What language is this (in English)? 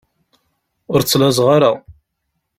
Kabyle